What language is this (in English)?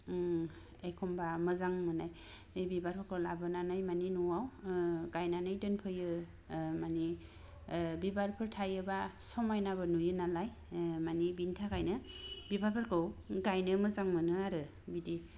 Bodo